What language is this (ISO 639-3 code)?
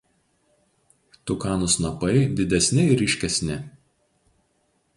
lit